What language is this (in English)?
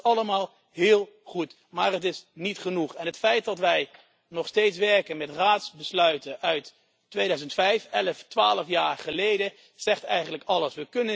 Dutch